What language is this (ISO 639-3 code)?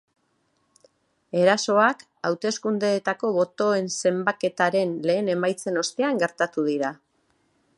eus